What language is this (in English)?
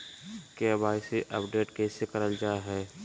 Magahi